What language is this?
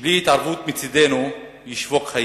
Hebrew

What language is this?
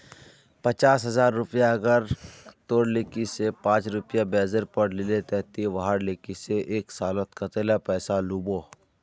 Magahi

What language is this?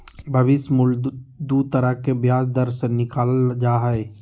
Magahi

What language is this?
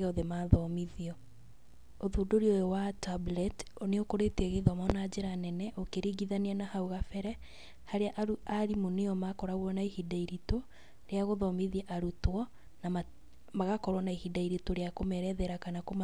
Kikuyu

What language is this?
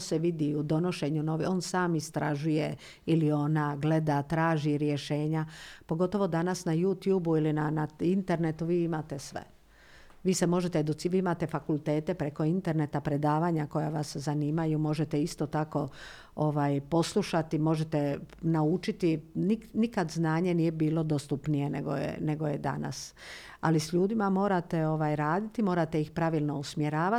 Croatian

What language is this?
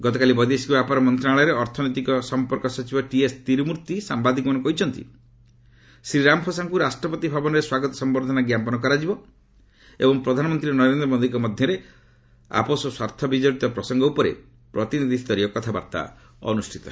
Odia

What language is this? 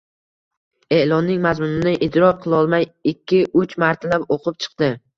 Uzbek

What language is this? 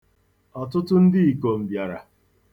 Igbo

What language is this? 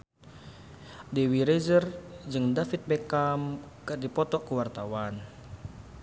Sundanese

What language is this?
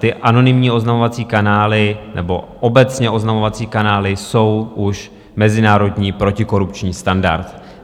Czech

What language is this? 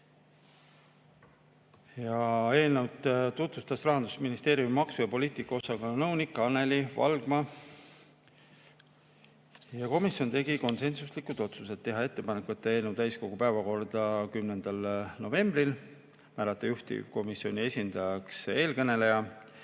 Estonian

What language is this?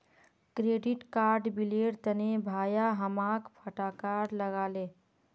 Magahi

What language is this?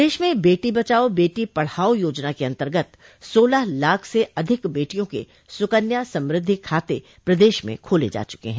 Hindi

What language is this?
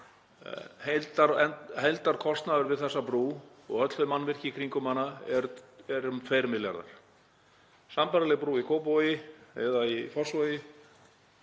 Icelandic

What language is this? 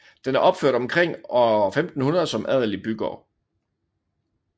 Danish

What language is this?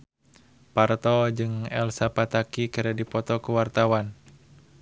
Sundanese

